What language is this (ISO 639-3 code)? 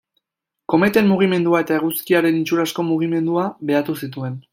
eus